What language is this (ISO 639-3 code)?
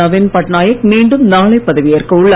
tam